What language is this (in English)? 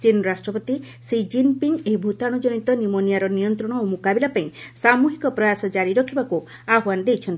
Odia